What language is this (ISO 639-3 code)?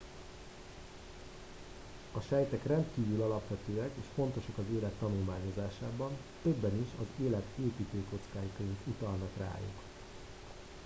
hun